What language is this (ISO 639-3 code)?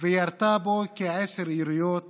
heb